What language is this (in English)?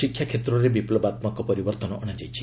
Odia